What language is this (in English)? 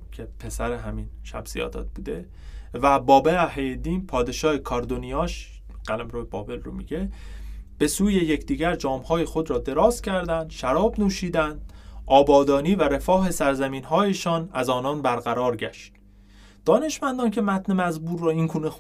Persian